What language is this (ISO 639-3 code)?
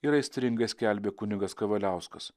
lit